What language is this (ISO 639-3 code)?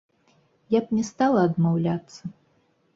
bel